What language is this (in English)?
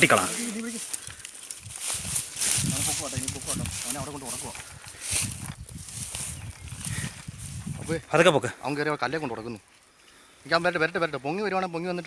Spanish